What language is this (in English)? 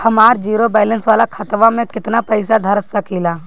Bhojpuri